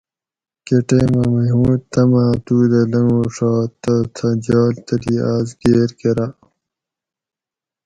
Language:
Gawri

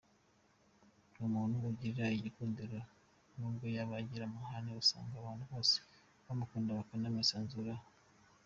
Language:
Kinyarwanda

